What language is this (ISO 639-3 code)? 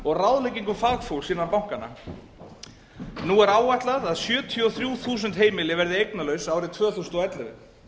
isl